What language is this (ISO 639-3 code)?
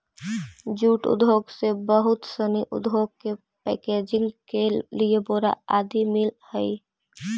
mag